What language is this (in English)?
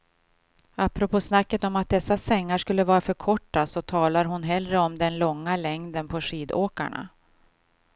Swedish